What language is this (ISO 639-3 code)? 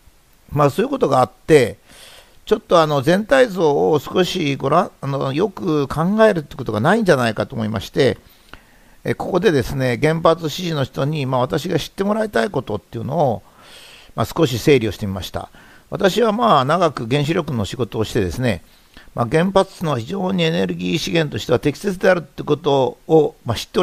jpn